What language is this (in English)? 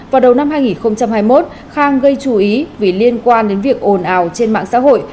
Vietnamese